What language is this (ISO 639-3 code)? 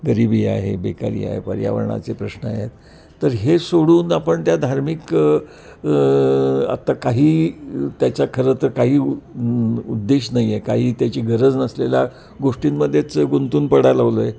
mar